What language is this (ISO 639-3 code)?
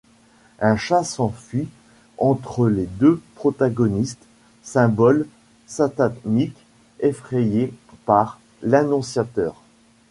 fra